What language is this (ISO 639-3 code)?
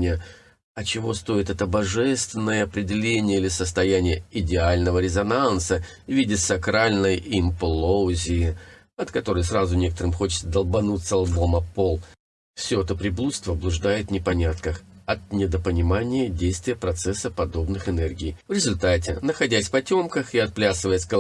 rus